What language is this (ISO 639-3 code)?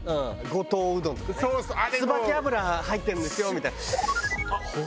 jpn